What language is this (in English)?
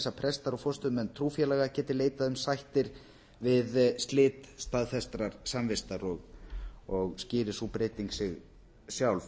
Icelandic